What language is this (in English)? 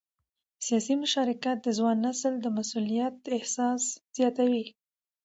Pashto